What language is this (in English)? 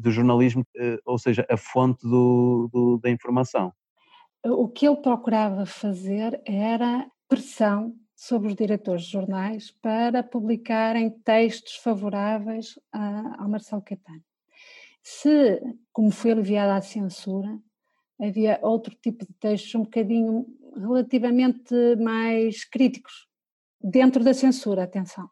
Portuguese